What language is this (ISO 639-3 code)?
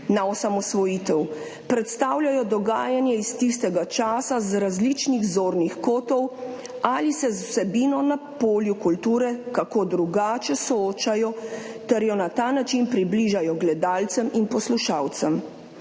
slv